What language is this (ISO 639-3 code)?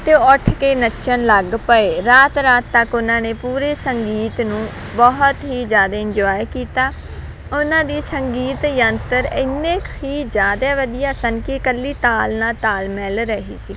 pan